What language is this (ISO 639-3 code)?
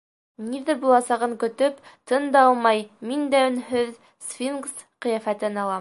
bak